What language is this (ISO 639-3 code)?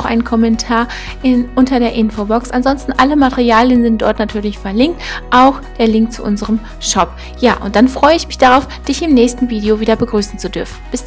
deu